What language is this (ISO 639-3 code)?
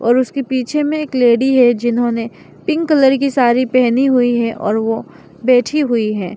hin